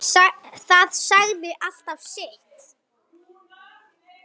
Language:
Icelandic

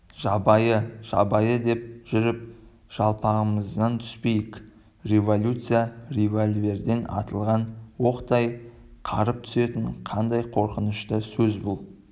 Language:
Kazakh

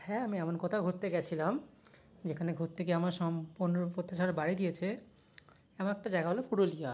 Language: Bangla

